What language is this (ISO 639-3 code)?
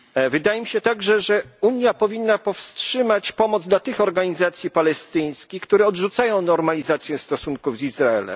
pol